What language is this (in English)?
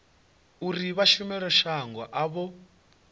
Venda